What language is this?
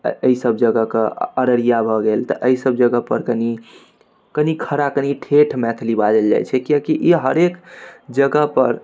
Maithili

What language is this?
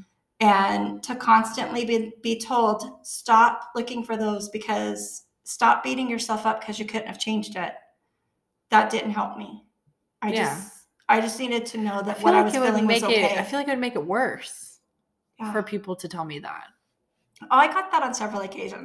English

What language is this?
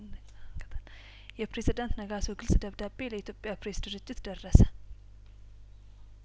Amharic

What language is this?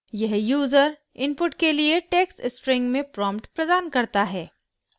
Hindi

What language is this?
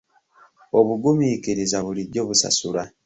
Ganda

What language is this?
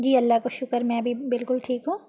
Urdu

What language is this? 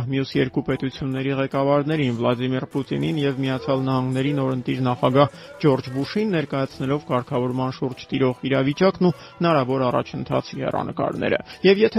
Turkish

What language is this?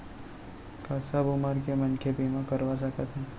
Chhattisgarhi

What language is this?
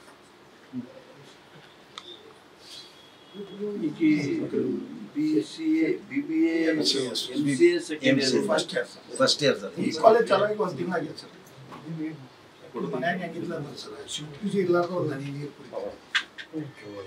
Kannada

